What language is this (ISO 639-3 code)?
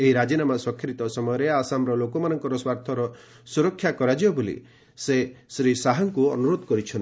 ori